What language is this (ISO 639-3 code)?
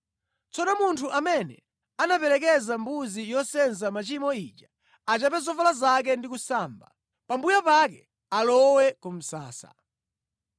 nya